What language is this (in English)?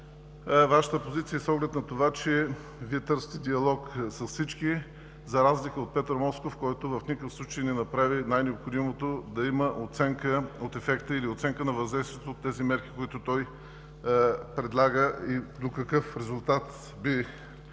Bulgarian